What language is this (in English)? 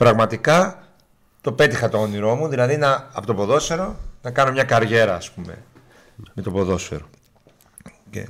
Greek